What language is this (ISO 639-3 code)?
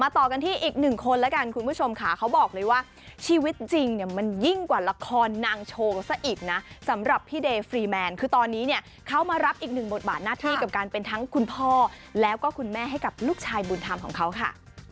tha